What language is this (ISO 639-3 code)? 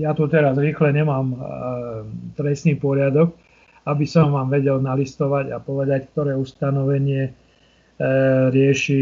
slk